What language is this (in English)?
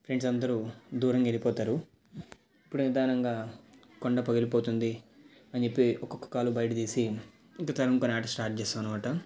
Telugu